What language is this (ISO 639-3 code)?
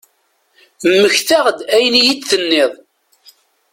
kab